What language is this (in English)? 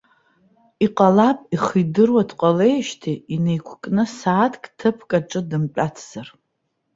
Abkhazian